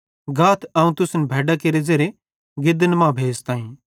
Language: Bhadrawahi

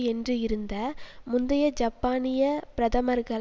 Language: Tamil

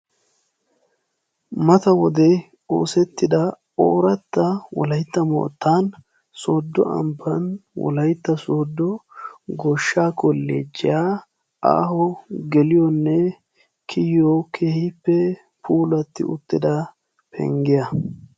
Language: Wolaytta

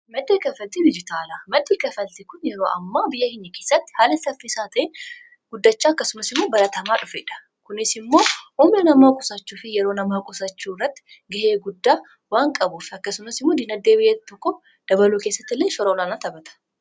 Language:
Oromo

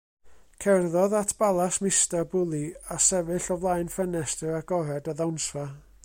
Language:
Welsh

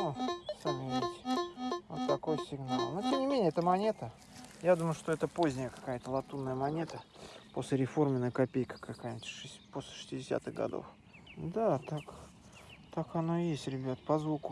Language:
Russian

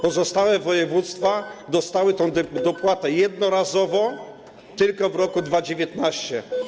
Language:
Polish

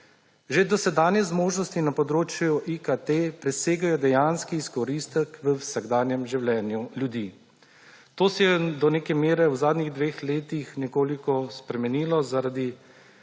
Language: Slovenian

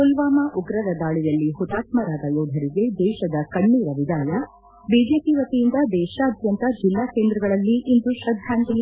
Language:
Kannada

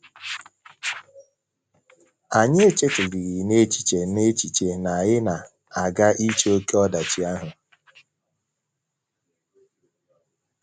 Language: Igbo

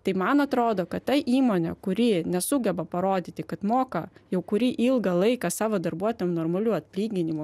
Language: Lithuanian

